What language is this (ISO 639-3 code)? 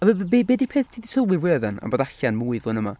cym